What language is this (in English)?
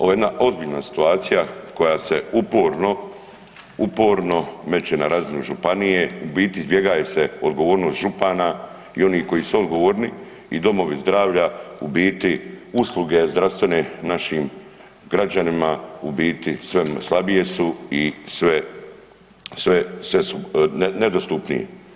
Croatian